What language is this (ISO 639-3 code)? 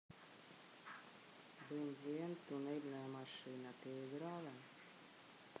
rus